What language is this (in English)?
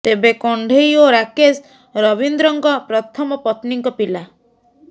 Odia